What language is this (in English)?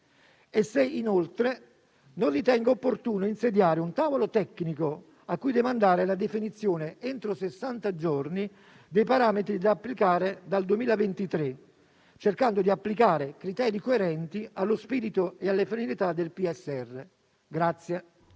Italian